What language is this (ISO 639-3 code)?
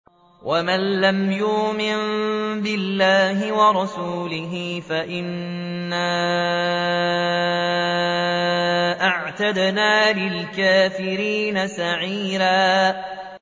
ara